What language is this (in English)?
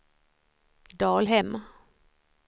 Swedish